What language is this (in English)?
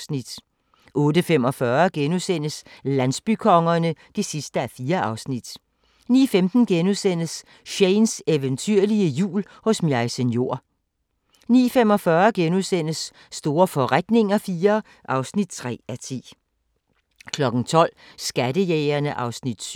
Danish